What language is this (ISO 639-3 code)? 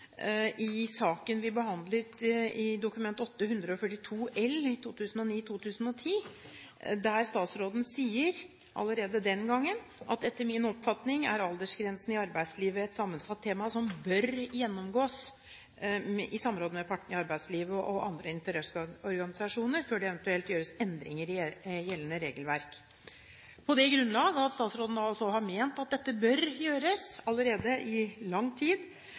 nob